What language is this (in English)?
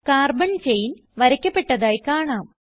Malayalam